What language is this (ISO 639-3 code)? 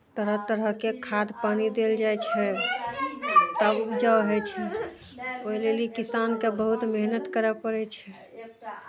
mai